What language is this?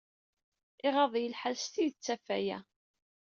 Kabyle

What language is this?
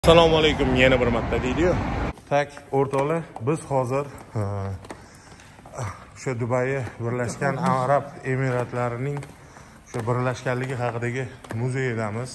Turkish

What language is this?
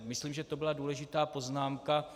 Czech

